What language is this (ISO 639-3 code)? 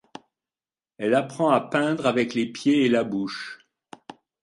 fra